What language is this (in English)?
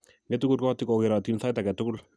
Kalenjin